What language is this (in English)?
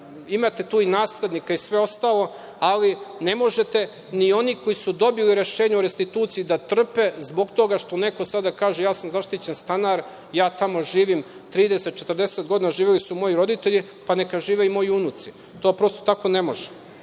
Serbian